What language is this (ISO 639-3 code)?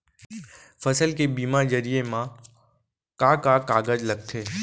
hne